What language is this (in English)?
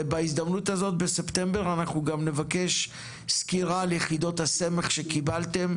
Hebrew